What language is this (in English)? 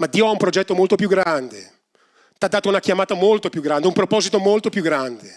Italian